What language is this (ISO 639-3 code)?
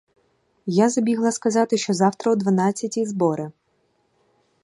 ukr